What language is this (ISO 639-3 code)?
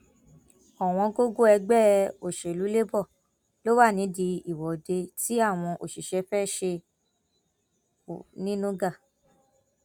yor